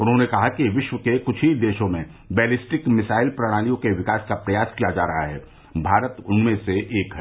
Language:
Hindi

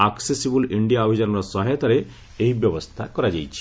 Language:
Odia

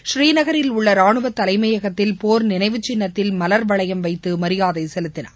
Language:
Tamil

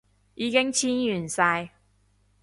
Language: Cantonese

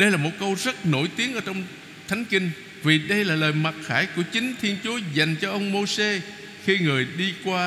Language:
Vietnamese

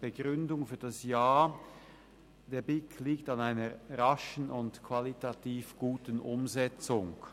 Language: Swiss German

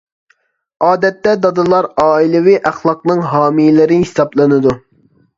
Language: Uyghur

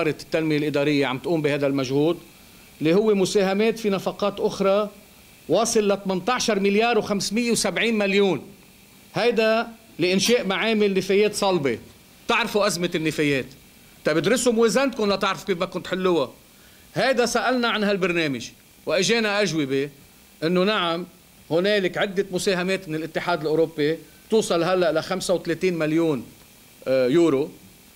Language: Arabic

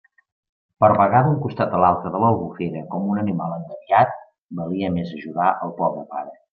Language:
Catalan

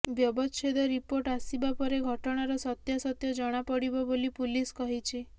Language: Odia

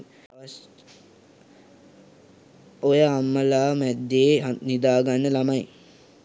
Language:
Sinhala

